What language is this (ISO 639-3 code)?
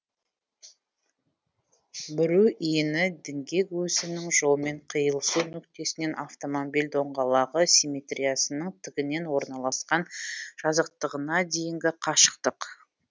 kaz